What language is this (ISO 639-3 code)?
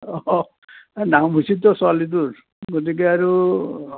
asm